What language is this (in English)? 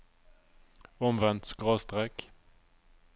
Norwegian